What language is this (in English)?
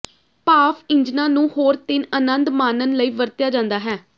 Punjabi